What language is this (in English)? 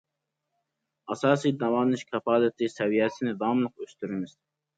Uyghur